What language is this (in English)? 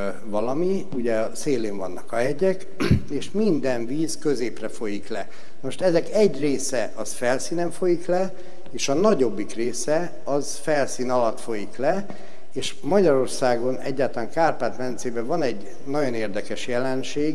Hungarian